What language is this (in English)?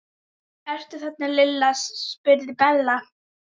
Icelandic